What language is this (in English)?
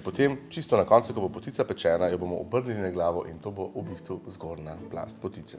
Slovenian